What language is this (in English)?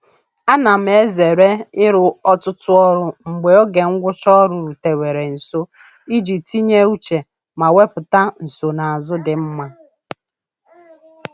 Igbo